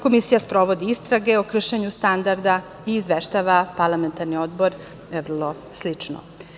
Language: Serbian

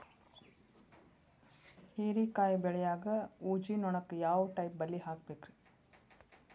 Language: Kannada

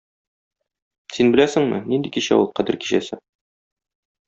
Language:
Tatar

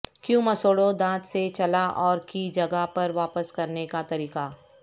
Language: Urdu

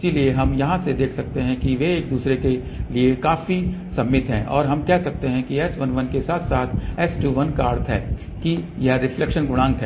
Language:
Hindi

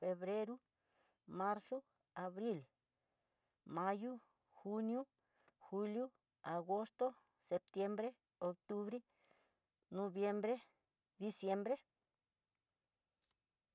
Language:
Tidaá Mixtec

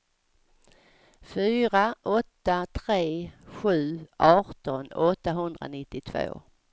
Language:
Swedish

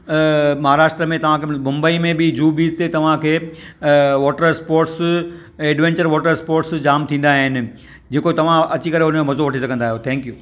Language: Sindhi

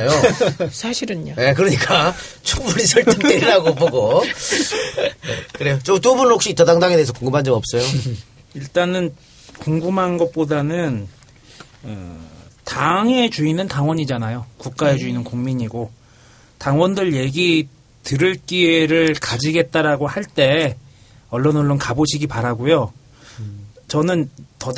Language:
Korean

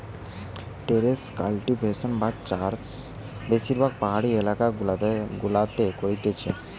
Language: Bangla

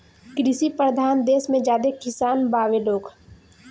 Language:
Bhojpuri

